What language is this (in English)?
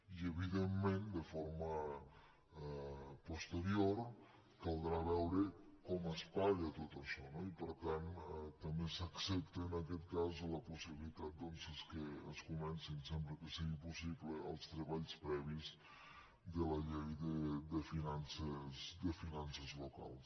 Catalan